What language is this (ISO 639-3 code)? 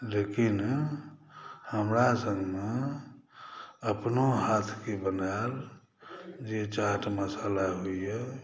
mai